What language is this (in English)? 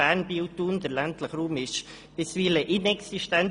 Swiss German